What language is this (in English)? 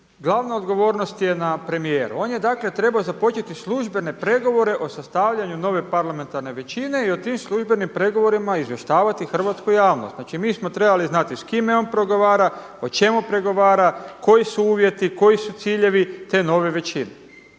Croatian